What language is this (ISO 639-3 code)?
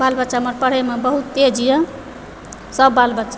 mai